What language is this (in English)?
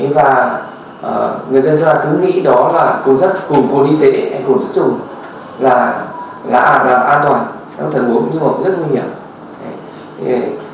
Vietnamese